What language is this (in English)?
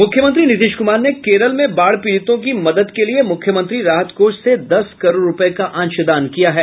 Hindi